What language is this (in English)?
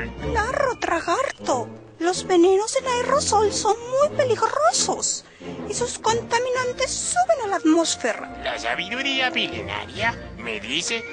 Spanish